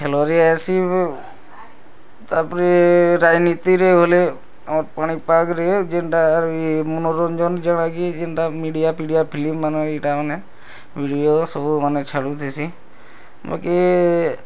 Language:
Odia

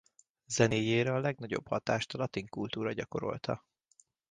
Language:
Hungarian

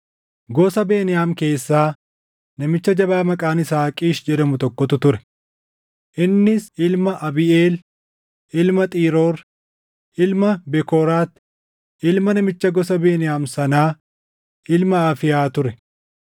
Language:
Oromo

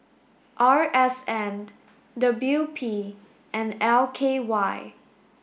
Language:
English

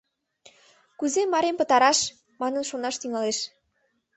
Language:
Mari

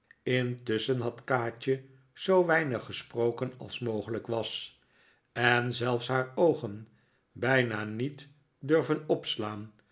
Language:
Dutch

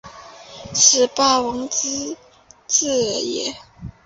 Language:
Chinese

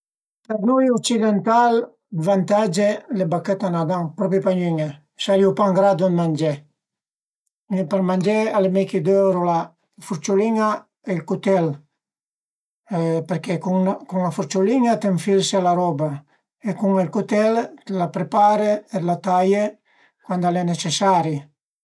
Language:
Piedmontese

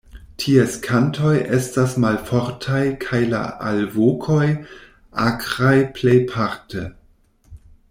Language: Esperanto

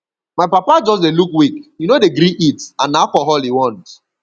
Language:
Nigerian Pidgin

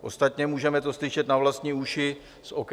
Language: Czech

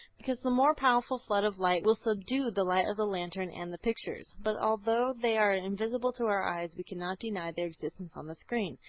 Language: English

